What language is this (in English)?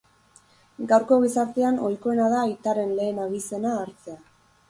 Basque